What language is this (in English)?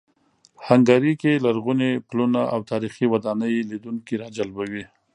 Pashto